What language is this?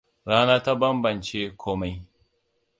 Hausa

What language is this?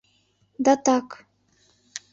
Mari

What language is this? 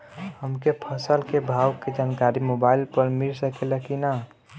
Bhojpuri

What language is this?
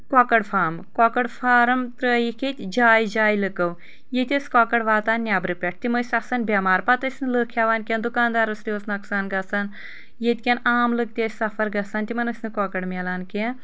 Kashmiri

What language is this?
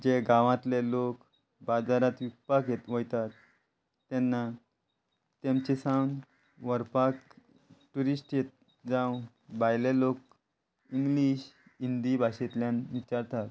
Konkani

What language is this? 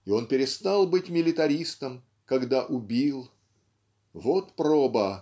Russian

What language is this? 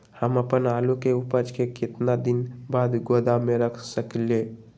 Magahi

